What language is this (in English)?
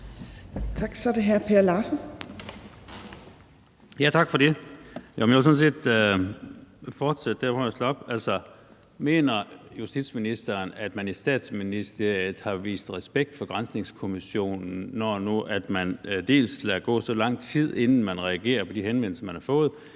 Danish